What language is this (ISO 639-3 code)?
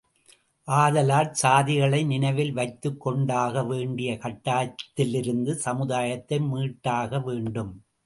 tam